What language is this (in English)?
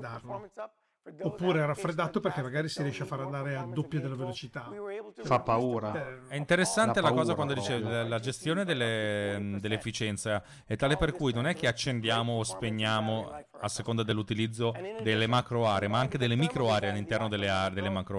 Italian